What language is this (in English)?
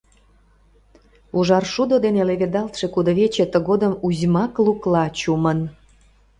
Mari